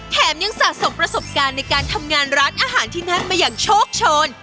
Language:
Thai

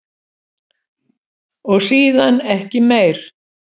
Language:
Icelandic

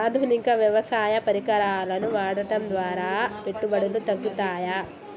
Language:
Telugu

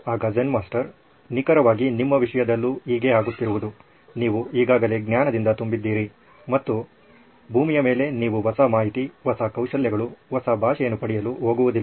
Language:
Kannada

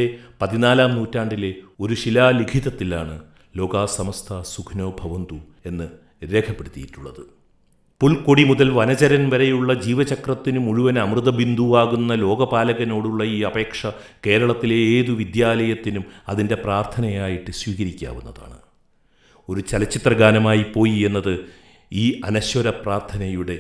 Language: Malayalam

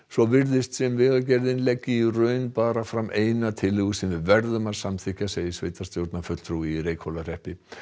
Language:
Icelandic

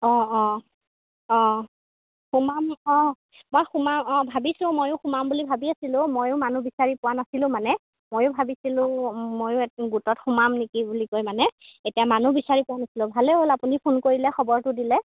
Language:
Assamese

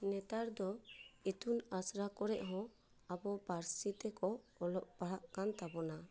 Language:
Santali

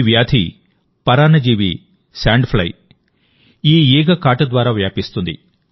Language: Telugu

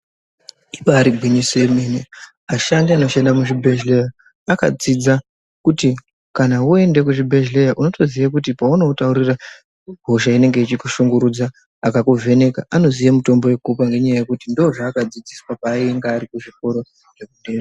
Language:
Ndau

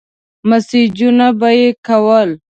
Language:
Pashto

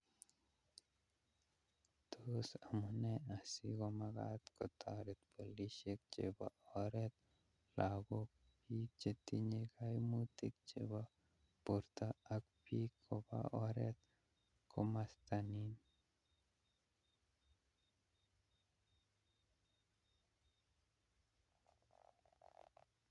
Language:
Kalenjin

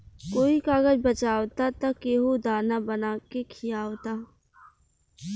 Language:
Bhojpuri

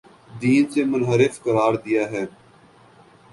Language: Urdu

